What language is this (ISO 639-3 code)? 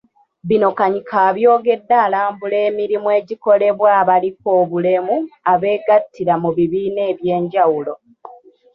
lug